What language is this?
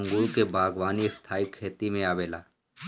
Bhojpuri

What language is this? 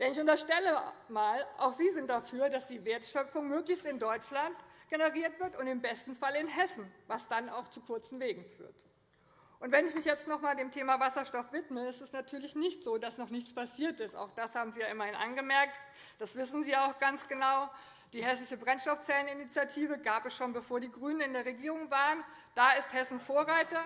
German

